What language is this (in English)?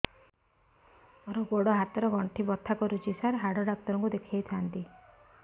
Odia